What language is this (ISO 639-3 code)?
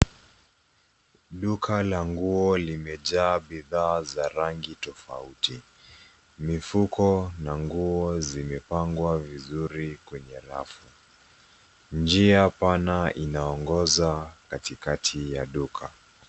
swa